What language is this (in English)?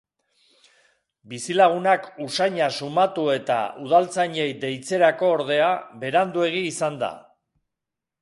Basque